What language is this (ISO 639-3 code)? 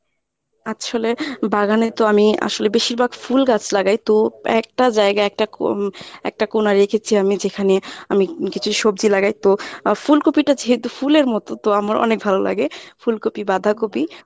ben